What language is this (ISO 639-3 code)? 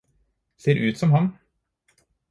nob